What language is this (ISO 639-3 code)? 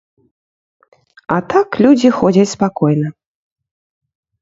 bel